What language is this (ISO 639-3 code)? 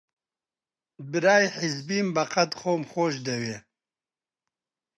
ckb